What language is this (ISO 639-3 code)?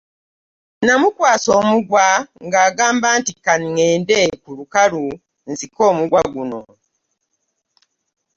lug